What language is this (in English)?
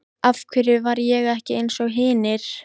Icelandic